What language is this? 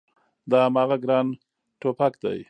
Pashto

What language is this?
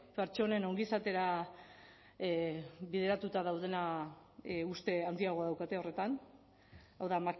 Basque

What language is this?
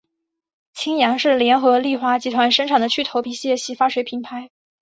Chinese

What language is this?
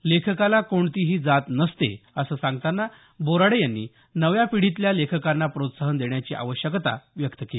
Marathi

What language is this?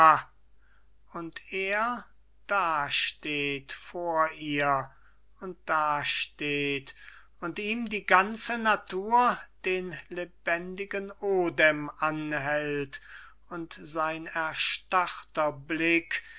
German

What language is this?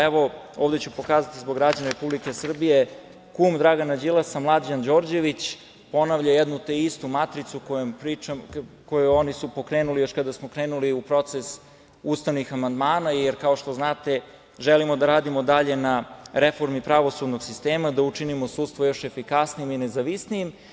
Serbian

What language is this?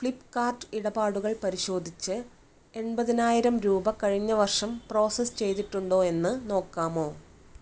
Malayalam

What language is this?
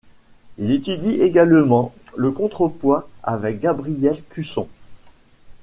French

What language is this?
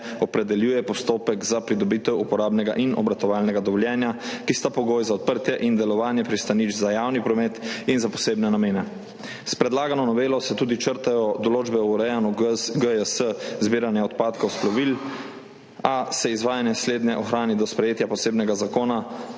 Slovenian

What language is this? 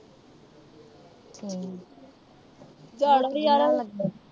Punjabi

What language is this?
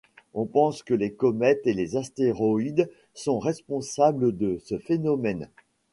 French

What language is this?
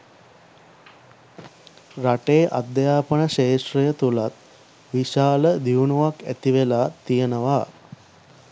Sinhala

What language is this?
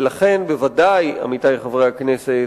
Hebrew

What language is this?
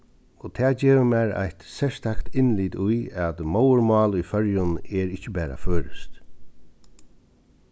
Faroese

